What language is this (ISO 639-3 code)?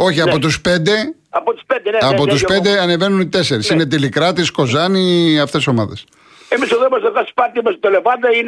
ell